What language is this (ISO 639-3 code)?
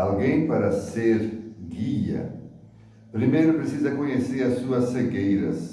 por